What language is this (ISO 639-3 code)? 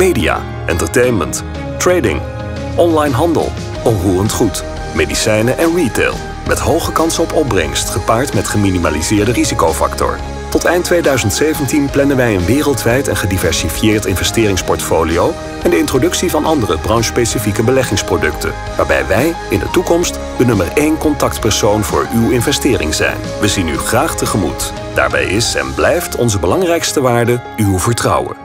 nld